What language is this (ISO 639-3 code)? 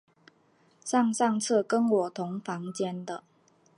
zho